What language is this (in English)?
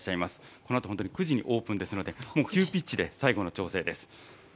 Japanese